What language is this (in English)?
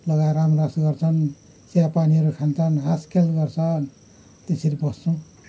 Nepali